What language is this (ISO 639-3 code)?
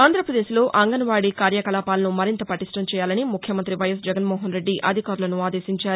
tel